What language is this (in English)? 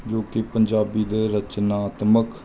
Punjabi